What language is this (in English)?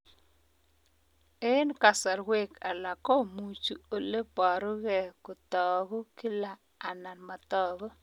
Kalenjin